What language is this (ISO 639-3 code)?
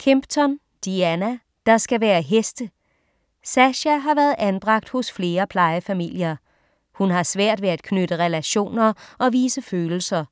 dan